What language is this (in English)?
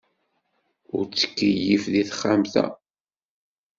Kabyle